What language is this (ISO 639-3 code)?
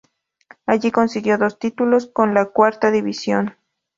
spa